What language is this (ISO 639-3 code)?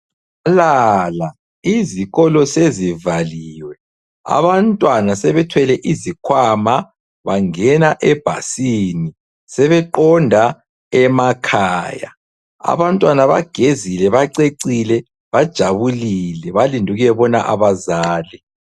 nde